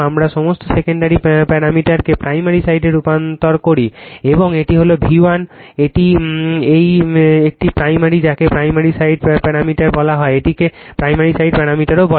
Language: Bangla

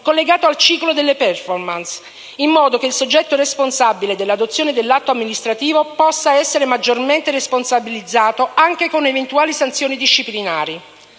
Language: Italian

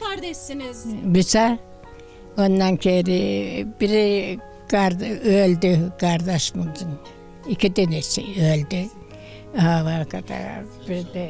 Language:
Turkish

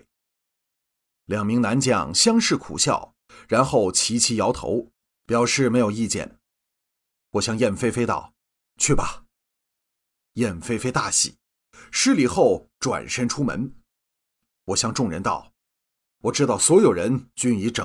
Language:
Chinese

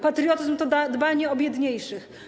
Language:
Polish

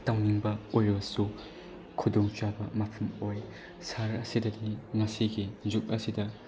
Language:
Manipuri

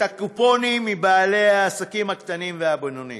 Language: Hebrew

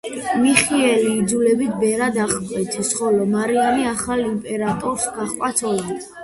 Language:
Georgian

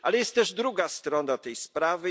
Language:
Polish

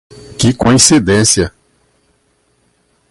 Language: Portuguese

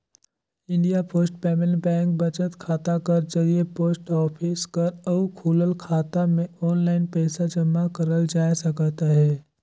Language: Chhattisgarhi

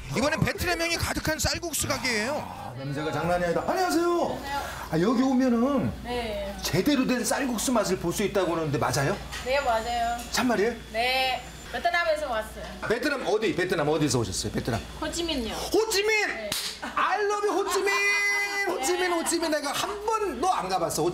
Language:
Korean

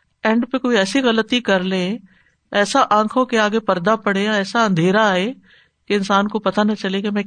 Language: Urdu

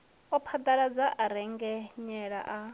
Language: Venda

